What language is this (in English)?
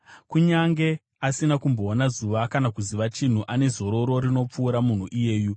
Shona